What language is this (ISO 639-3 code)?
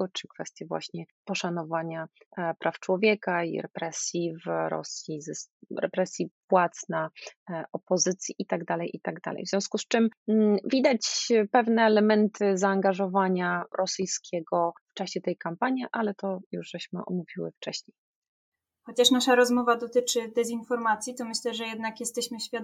pol